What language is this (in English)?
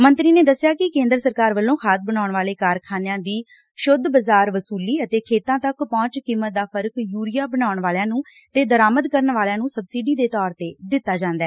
Punjabi